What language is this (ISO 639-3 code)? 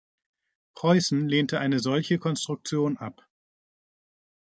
deu